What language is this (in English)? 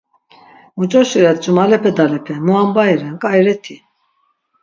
Laz